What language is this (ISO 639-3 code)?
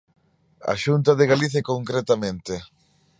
glg